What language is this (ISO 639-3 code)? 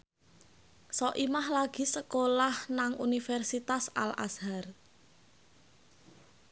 jav